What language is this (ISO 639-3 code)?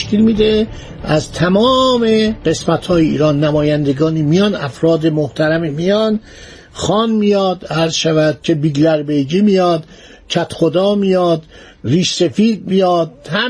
fas